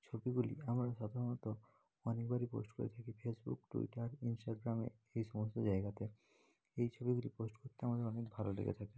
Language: Bangla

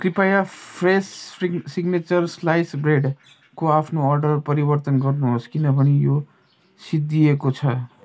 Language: Nepali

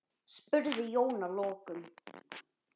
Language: Icelandic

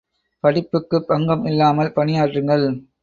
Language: Tamil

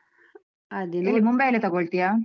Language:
Kannada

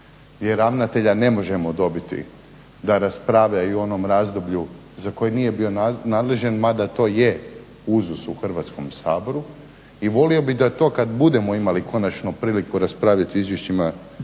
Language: Croatian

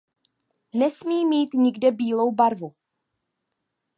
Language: Czech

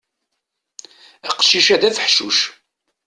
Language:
Kabyle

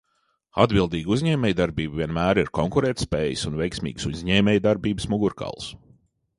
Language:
Latvian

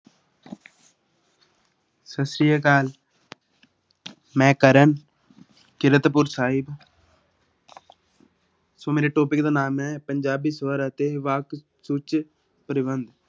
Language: Punjabi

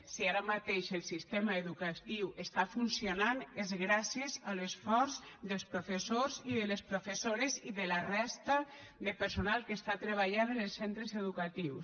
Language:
Catalan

